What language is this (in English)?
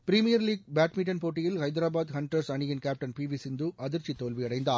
Tamil